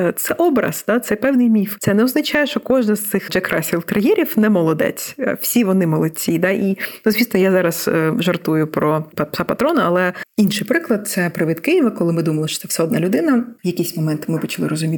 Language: Ukrainian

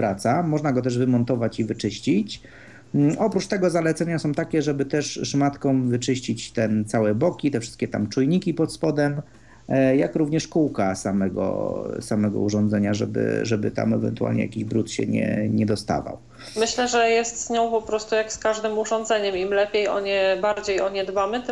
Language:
Polish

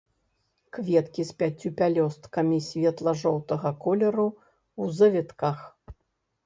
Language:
Belarusian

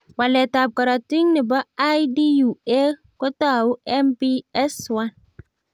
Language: Kalenjin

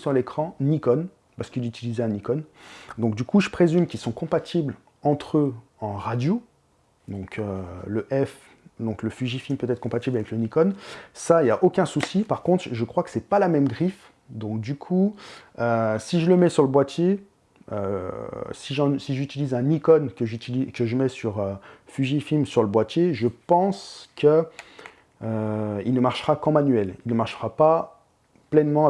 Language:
French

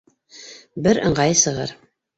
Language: Bashkir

